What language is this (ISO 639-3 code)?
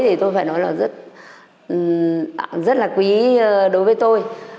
vie